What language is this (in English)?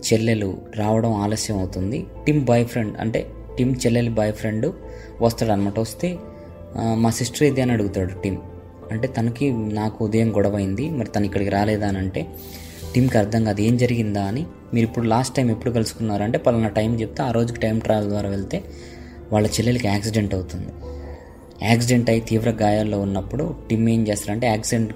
Telugu